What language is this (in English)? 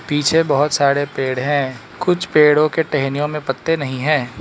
Hindi